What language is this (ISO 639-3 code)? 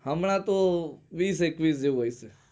guj